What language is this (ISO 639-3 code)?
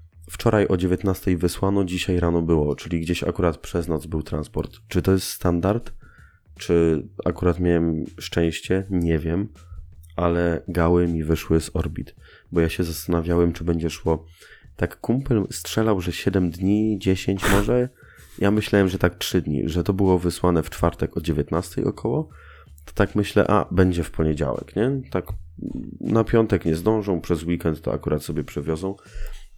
pol